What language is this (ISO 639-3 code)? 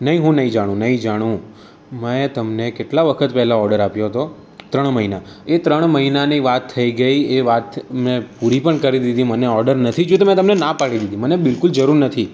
guj